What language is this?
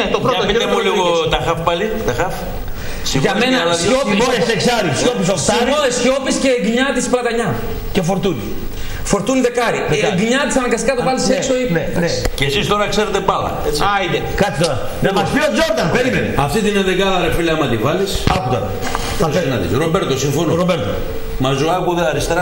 Greek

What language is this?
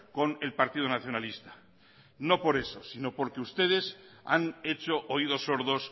Spanish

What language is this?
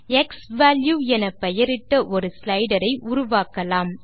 Tamil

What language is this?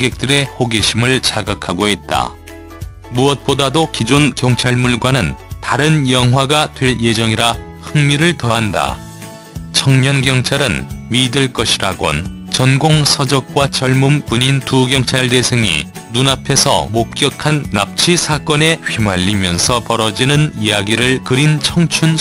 Korean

